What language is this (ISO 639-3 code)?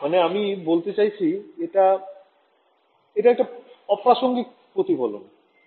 ben